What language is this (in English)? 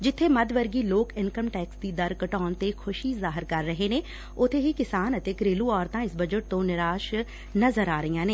Punjabi